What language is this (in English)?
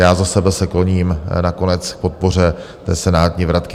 Czech